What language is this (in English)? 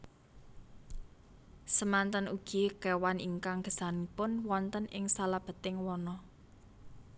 Javanese